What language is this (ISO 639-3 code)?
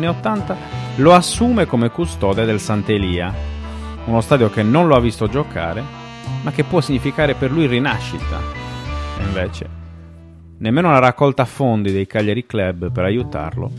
ita